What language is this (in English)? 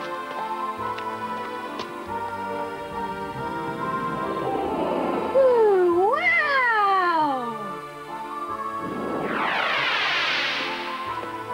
French